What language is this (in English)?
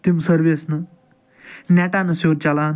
Kashmiri